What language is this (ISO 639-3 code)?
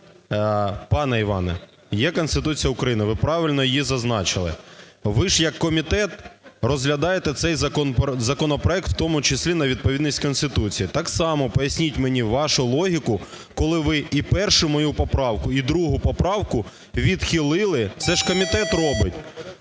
ukr